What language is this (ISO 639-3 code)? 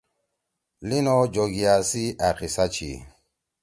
trw